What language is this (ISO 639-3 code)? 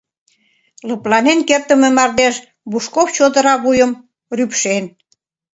chm